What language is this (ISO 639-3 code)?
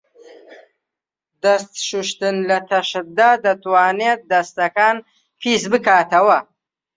ckb